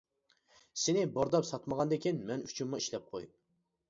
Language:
Uyghur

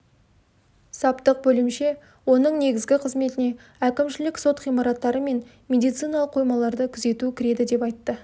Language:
Kazakh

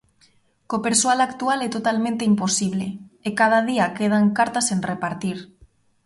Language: Galician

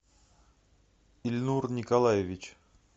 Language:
Russian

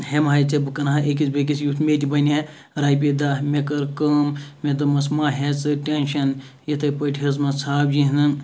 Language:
Kashmiri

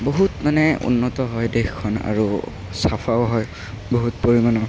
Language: Assamese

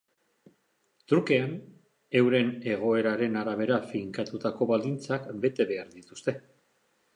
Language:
Basque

